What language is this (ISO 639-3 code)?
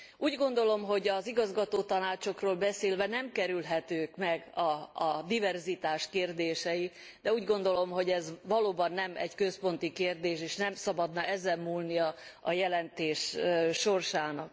hun